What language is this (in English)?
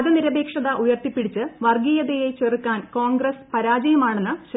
Malayalam